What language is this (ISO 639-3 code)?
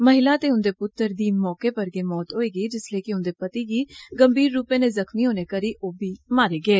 doi